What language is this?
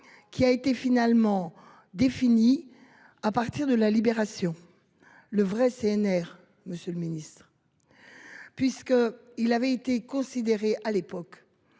French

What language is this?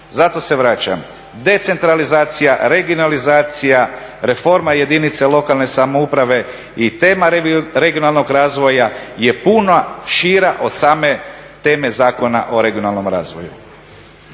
Croatian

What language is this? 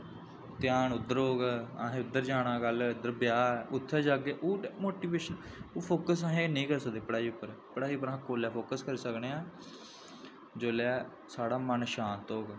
Dogri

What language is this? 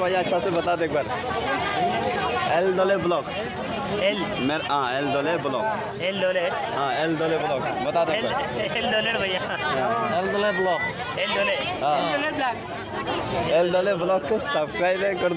Indonesian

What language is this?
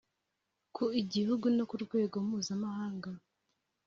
Kinyarwanda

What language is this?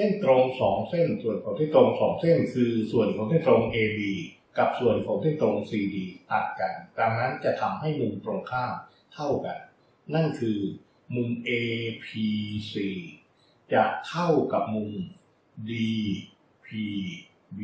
Thai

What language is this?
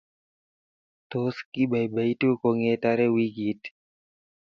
Kalenjin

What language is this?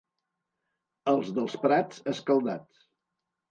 Catalan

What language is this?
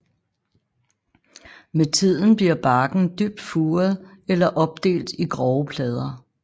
Danish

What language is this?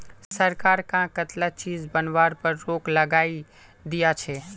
Magahi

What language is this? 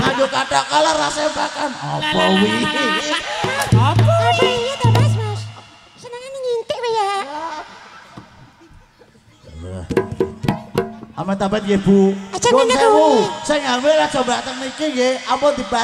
Indonesian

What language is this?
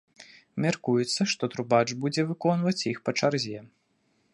Belarusian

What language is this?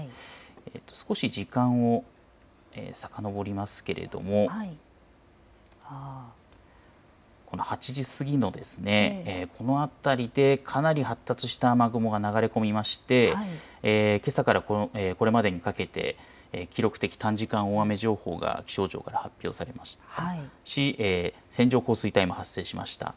Japanese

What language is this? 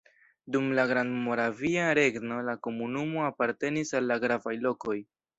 Esperanto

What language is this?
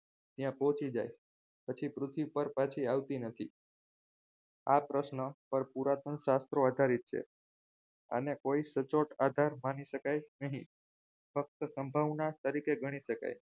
Gujarati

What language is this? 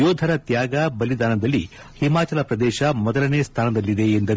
Kannada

